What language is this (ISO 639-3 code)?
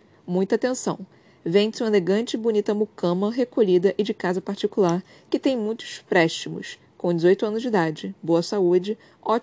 por